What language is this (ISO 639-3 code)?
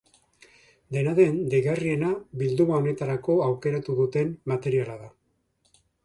eus